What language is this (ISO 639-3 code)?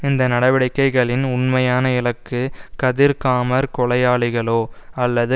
tam